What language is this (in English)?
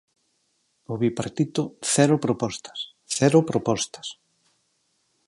Galician